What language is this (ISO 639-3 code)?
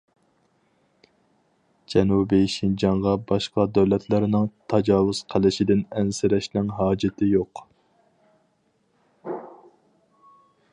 uig